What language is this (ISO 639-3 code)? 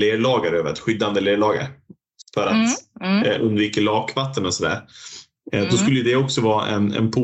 swe